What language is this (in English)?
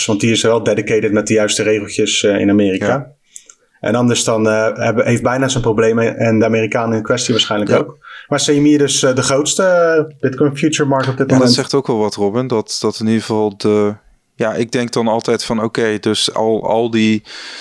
Dutch